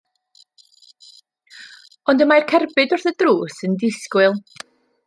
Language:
Welsh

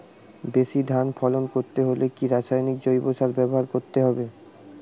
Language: Bangla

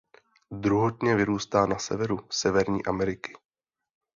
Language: Czech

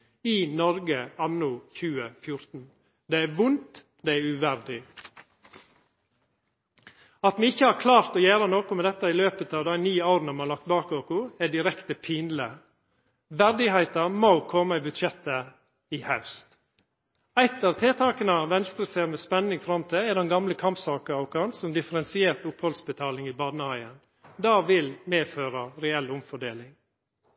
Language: Norwegian Nynorsk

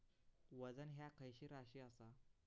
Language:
Marathi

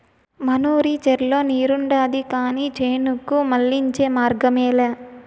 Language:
Telugu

